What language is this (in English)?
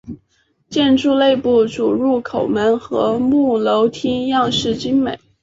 Chinese